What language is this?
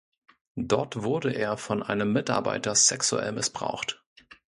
German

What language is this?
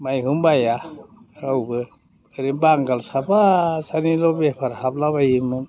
Bodo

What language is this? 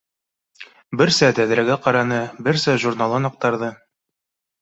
Bashkir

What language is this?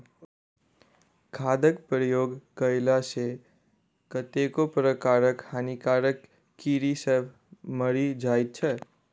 Maithili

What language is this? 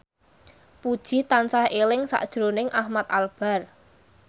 Javanese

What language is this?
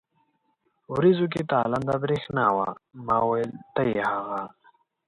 Pashto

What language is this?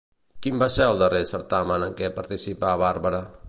Catalan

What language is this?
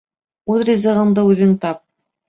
Bashkir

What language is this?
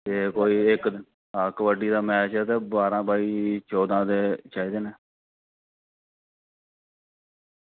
Dogri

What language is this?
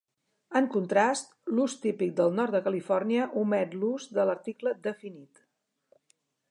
Catalan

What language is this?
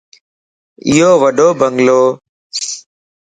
Lasi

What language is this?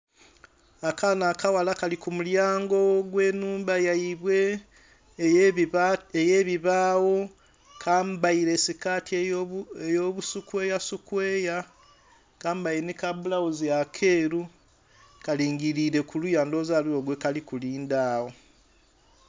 Soga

